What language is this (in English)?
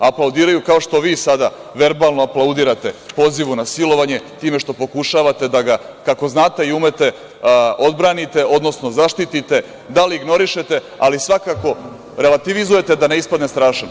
Serbian